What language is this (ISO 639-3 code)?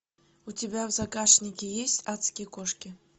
rus